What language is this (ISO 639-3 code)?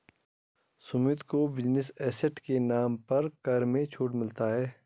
hin